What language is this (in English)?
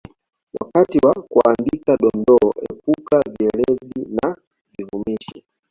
Swahili